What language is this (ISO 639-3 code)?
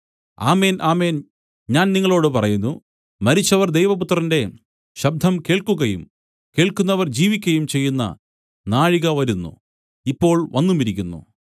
mal